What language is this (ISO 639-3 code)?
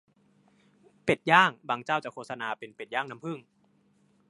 tha